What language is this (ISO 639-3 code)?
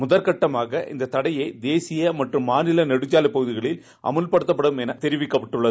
tam